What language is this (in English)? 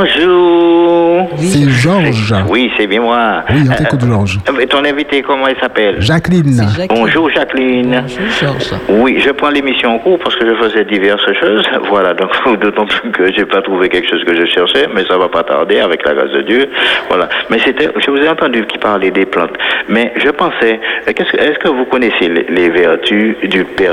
French